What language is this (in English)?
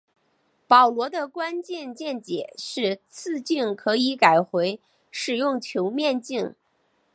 Chinese